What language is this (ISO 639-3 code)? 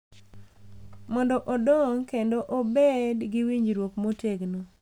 luo